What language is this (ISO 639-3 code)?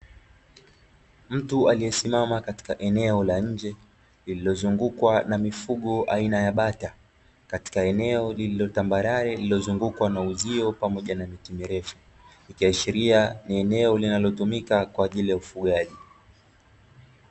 swa